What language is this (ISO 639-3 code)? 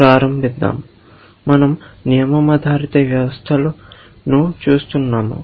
tel